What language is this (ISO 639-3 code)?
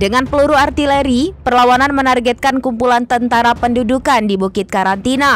ind